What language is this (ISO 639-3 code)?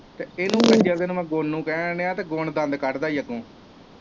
pan